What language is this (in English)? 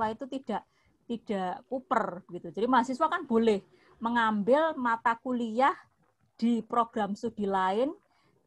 Indonesian